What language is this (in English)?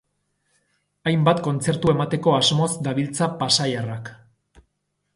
Basque